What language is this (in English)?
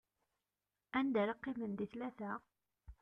Kabyle